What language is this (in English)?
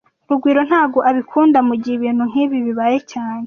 Kinyarwanda